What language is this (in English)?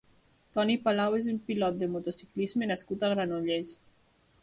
Catalan